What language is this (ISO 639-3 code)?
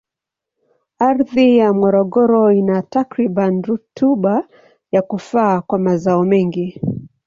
swa